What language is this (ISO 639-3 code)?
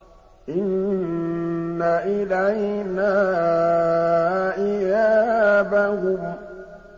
ara